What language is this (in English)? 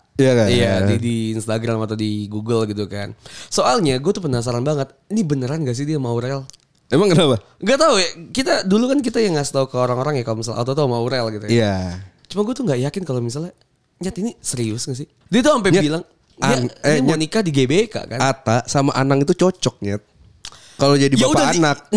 Indonesian